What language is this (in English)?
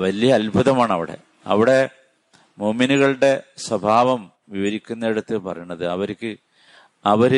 Malayalam